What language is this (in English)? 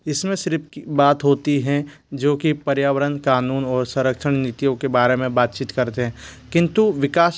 Hindi